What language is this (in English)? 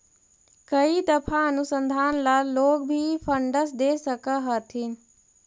Magahi